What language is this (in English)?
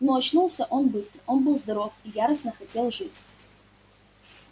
Russian